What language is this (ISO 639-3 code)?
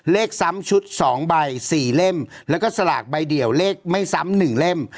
tha